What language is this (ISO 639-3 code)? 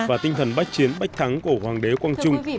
vie